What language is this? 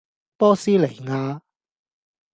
Cantonese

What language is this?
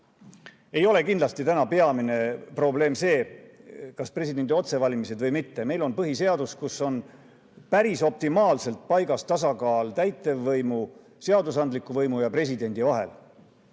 Estonian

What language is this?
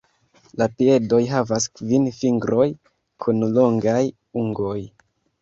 Esperanto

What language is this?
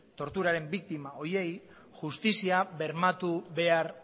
Basque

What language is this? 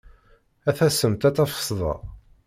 Kabyle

